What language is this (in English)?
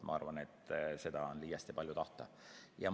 Estonian